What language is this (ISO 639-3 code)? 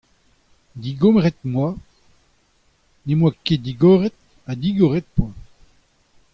bre